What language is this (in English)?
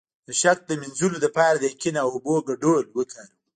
Pashto